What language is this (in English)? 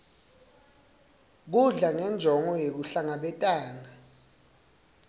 Swati